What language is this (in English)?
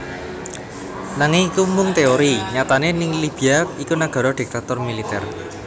Javanese